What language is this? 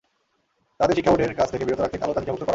Bangla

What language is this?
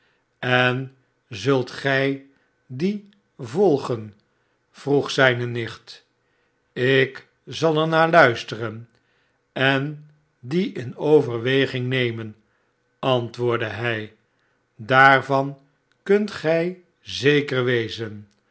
Dutch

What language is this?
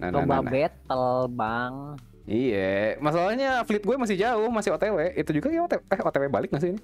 Indonesian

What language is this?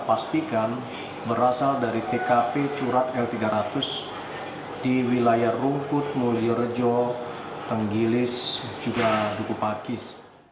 Indonesian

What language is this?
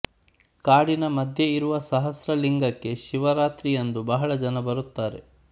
Kannada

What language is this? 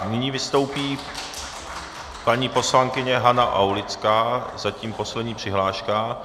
Czech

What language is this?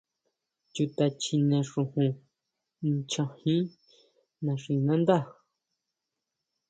Huautla Mazatec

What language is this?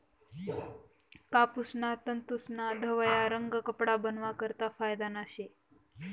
Marathi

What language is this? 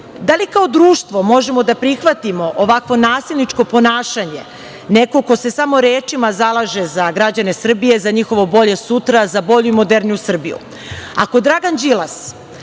Serbian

